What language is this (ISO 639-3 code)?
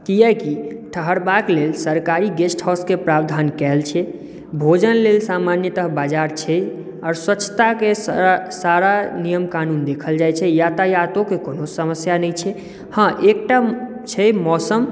mai